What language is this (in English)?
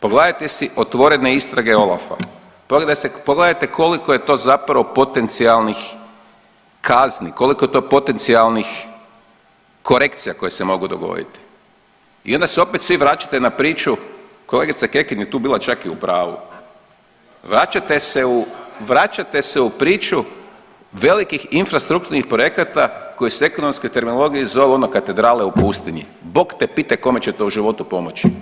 Croatian